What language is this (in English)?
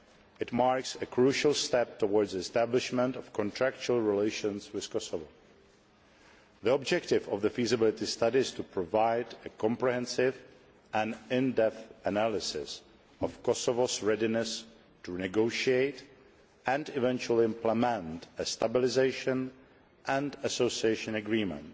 English